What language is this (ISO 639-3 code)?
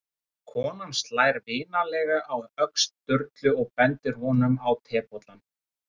isl